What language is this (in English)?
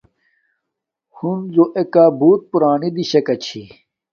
Domaaki